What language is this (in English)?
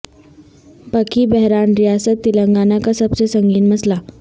Urdu